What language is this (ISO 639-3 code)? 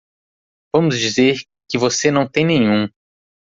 por